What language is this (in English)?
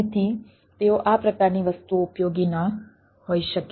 Gujarati